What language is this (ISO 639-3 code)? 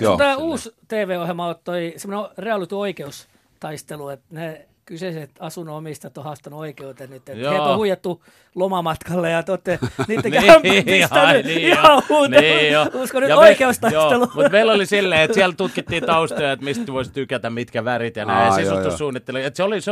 fin